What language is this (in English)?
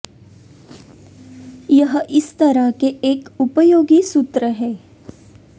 Hindi